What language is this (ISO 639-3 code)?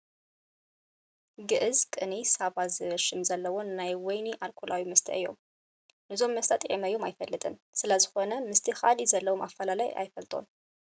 tir